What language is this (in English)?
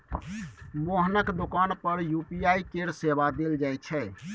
Maithili